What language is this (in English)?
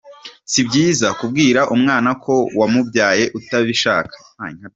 Kinyarwanda